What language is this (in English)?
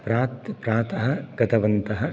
Sanskrit